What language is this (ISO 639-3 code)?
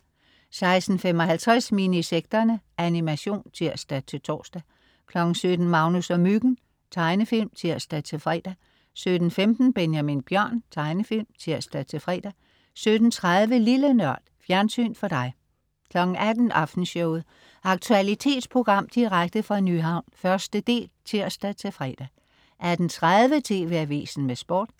dan